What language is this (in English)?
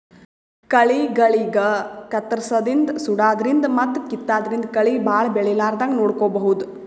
Kannada